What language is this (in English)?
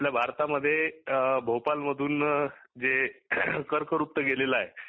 Marathi